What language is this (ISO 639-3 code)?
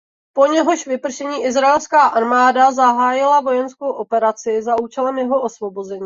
ces